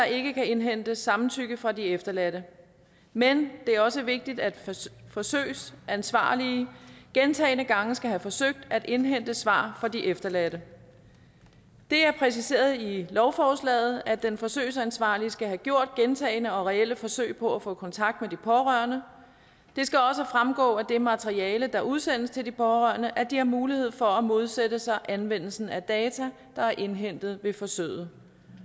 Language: Danish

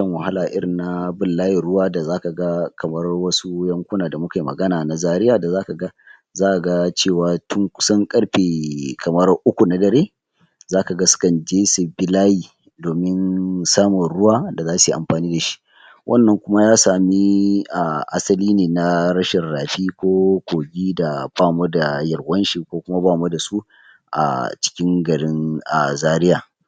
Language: Hausa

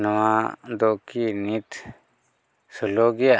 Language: Santali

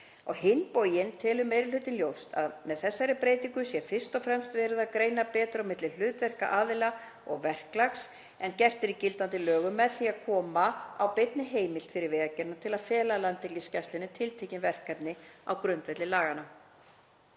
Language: Icelandic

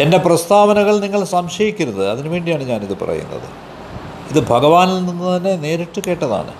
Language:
Malayalam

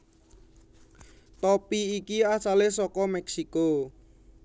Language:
Javanese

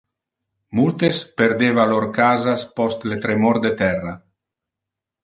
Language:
Interlingua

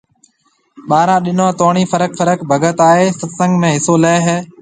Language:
Marwari (Pakistan)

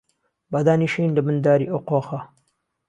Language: Central Kurdish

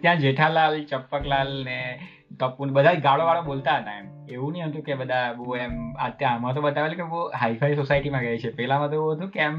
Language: Gujarati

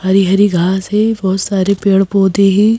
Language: Hindi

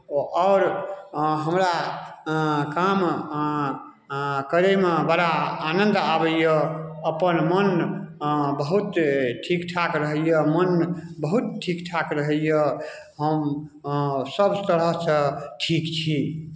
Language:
Maithili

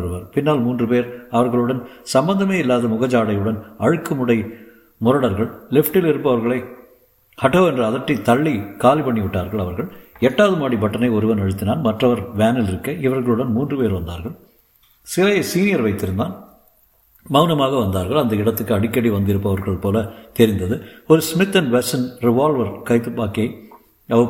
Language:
Tamil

